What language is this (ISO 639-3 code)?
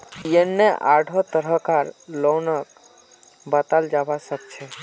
mag